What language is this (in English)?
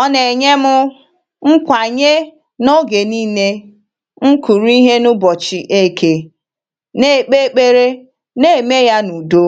Igbo